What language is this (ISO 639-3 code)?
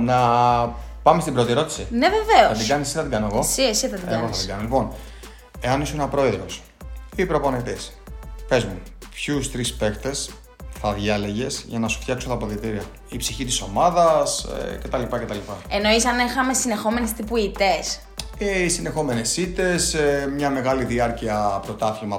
ell